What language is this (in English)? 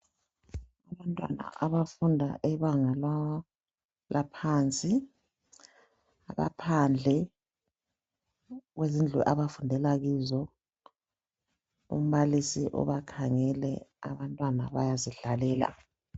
North Ndebele